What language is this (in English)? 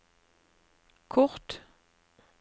Norwegian